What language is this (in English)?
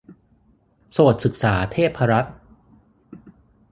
Thai